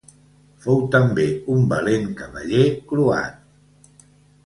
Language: Catalan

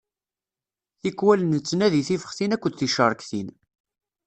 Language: Kabyle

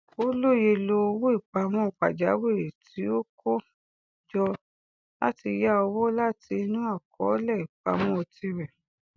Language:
Yoruba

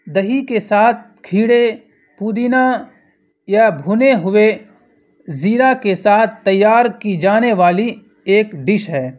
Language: Urdu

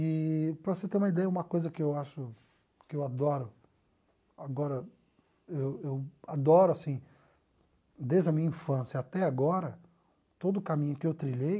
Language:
Portuguese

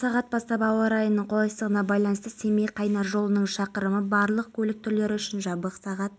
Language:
Kazakh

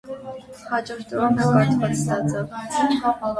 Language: Armenian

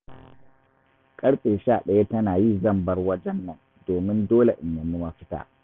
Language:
Hausa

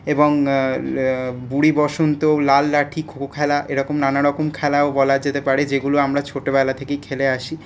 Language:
Bangla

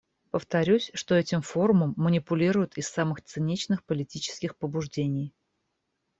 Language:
Russian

